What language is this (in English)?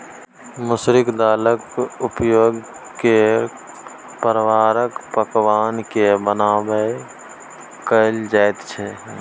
Maithili